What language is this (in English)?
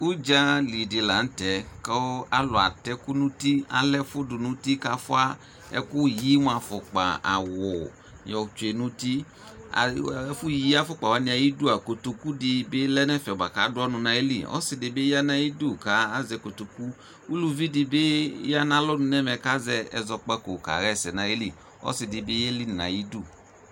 Ikposo